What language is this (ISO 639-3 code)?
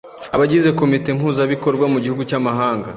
kin